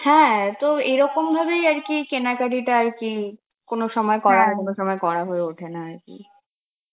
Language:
Bangla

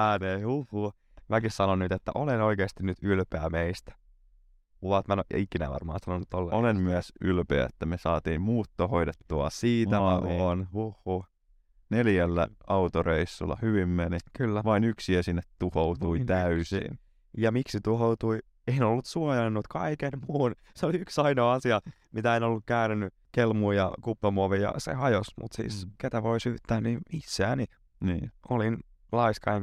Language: Finnish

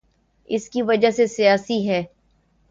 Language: Urdu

